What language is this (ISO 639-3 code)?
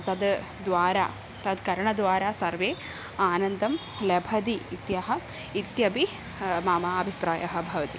san